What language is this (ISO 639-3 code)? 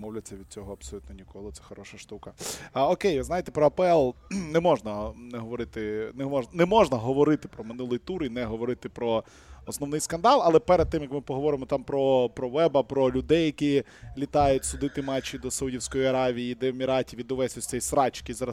ukr